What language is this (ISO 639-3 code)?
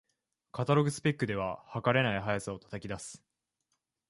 jpn